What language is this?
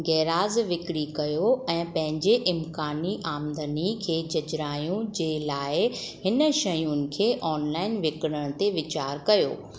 Sindhi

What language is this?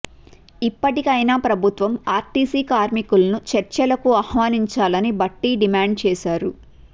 Telugu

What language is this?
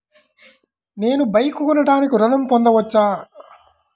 Telugu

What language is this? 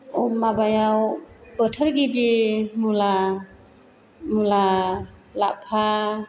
Bodo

